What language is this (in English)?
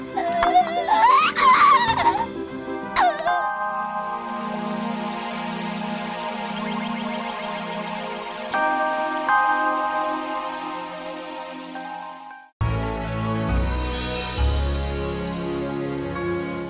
Indonesian